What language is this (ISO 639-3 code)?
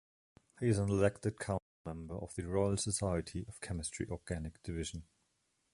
eng